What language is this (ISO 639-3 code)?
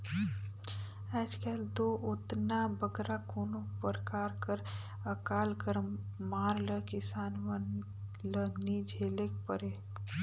hne